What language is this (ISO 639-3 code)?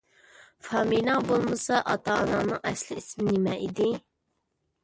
uig